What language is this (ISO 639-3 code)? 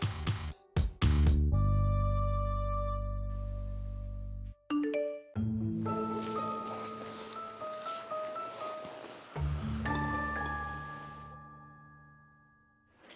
ind